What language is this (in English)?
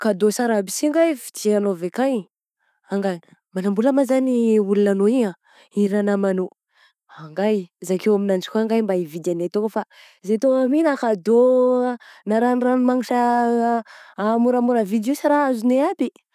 Southern Betsimisaraka Malagasy